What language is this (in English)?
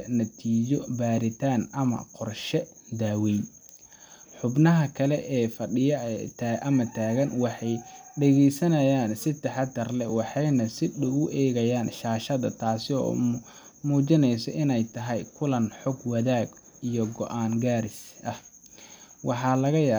Somali